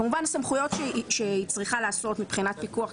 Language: Hebrew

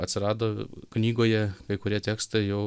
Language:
Lithuanian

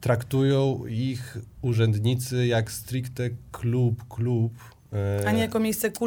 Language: Polish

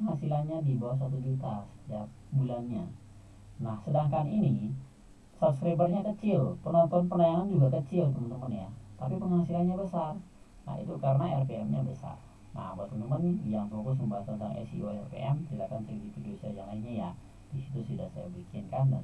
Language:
Indonesian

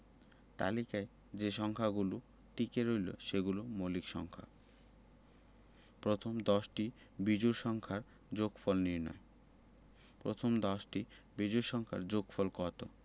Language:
Bangla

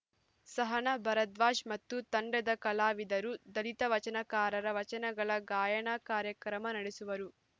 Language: Kannada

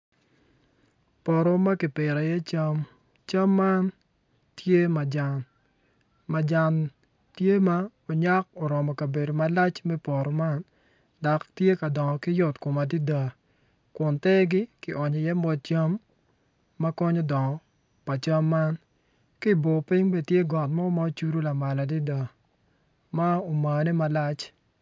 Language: Acoli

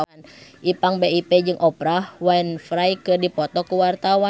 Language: Sundanese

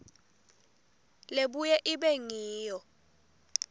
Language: Swati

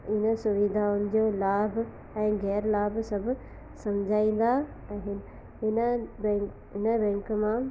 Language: Sindhi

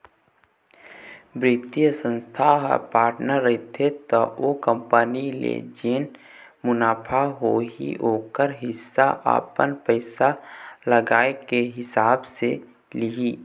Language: Chhattisgarhi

